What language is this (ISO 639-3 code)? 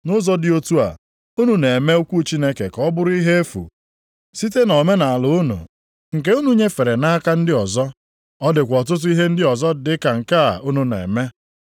ibo